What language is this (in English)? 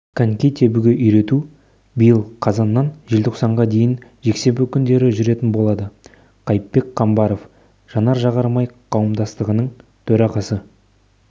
Kazakh